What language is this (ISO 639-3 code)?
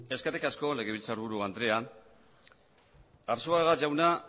eus